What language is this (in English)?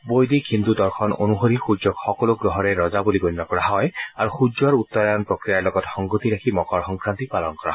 Assamese